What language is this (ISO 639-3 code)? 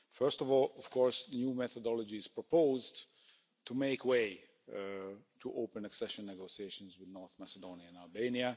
eng